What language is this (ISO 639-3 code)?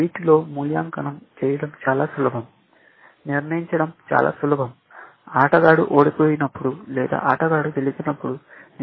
tel